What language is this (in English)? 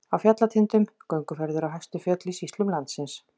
Icelandic